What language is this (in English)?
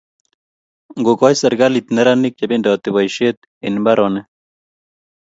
Kalenjin